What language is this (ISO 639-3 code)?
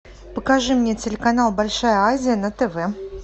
rus